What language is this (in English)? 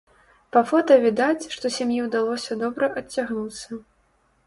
Belarusian